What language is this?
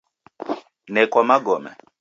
Taita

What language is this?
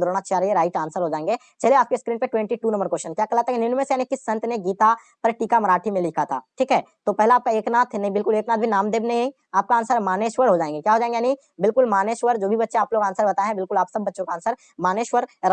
Hindi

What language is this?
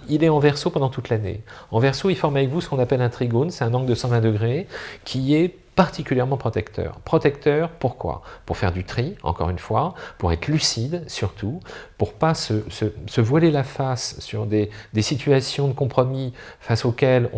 French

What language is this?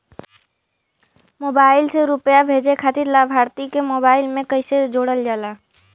Bhojpuri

